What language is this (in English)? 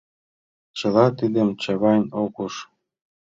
Mari